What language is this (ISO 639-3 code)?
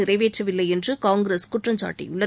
tam